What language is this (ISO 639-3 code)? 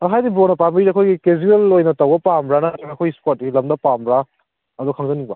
mni